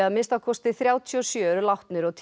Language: Icelandic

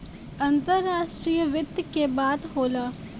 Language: Bhojpuri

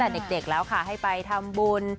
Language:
Thai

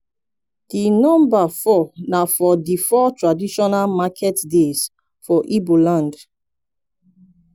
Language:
Nigerian Pidgin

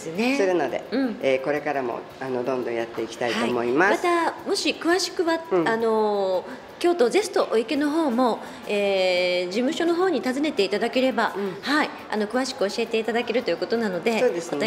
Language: Japanese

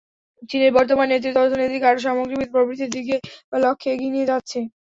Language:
Bangla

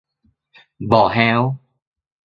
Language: Thai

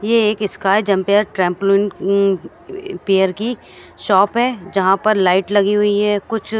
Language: Hindi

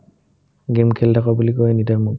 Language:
Assamese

